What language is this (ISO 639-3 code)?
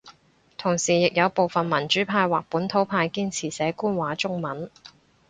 yue